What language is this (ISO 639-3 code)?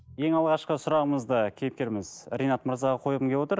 kaz